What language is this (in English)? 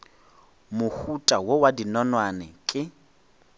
Northern Sotho